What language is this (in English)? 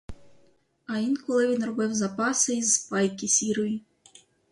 Ukrainian